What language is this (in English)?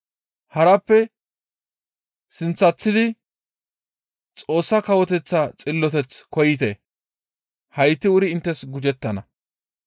Gamo